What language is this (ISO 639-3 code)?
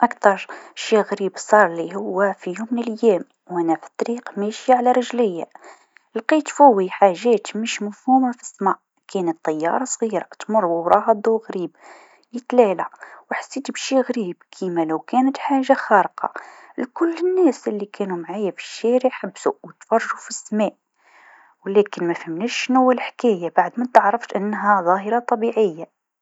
aeb